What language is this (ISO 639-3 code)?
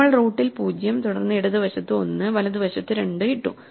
mal